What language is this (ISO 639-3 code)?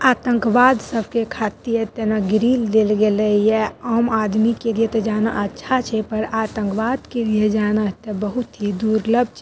mai